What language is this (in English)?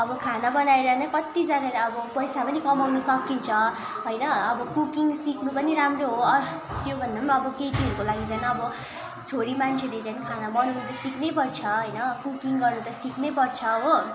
Nepali